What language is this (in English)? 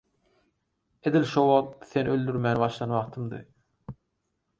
Turkmen